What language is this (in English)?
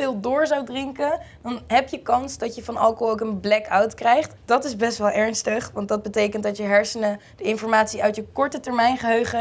Dutch